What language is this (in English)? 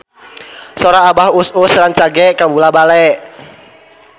Sundanese